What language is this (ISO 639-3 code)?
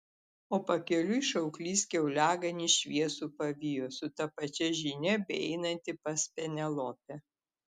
lit